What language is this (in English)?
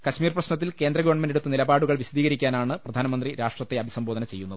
Malayalam